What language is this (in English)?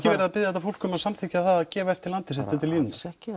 Icelandic